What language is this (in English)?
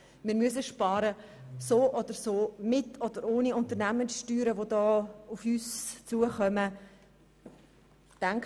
Swiss German